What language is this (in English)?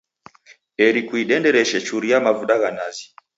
Taita